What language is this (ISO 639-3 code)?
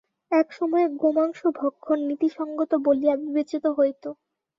ben